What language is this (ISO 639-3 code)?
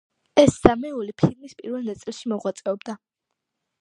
kat